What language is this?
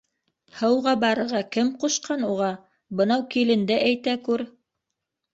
Bashkir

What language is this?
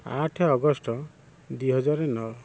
Odia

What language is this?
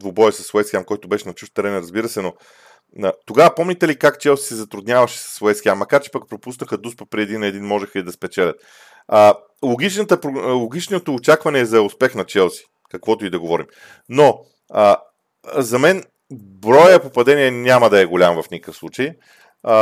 Bulgarian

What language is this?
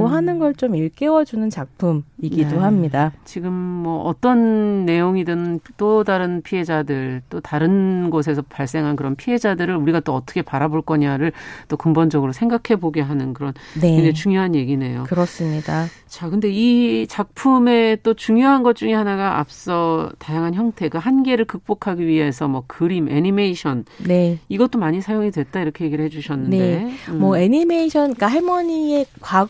Korean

